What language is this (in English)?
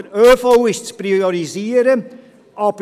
Swiss German